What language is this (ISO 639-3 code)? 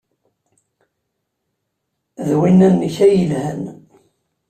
kab